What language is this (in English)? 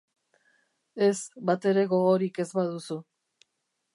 Basque